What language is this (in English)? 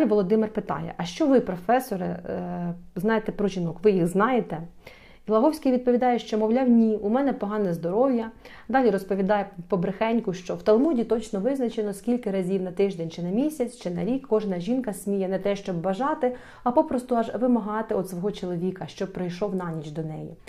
Ukrainian